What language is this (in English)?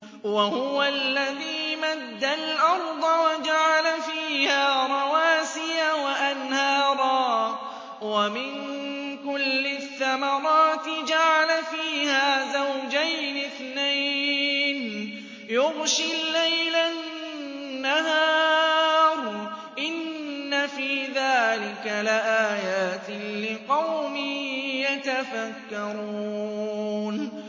Arabic